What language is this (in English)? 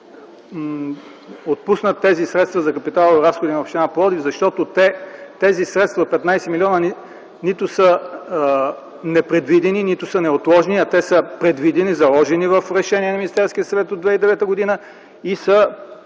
Bulgarian